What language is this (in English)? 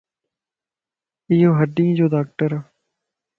Lasi